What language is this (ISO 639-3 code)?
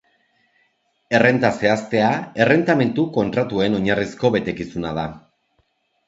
eus